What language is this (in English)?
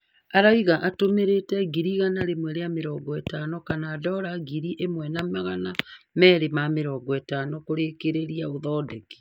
Kikuyu